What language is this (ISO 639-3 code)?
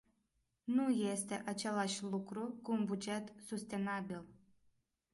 ron